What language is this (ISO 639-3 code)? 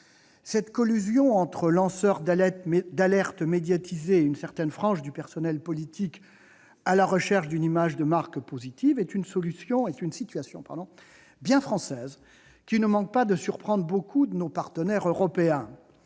fra